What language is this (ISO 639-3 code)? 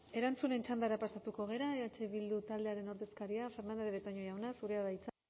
eus